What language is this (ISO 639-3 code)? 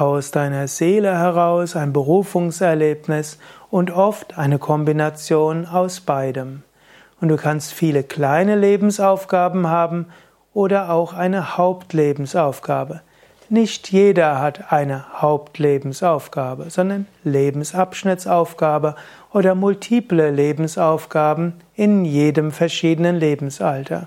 deu